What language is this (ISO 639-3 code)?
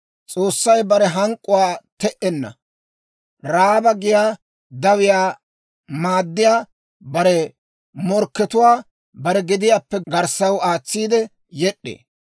dwr